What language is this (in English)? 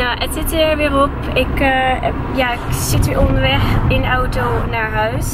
Dutch